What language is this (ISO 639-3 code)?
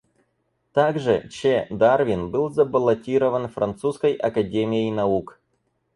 rus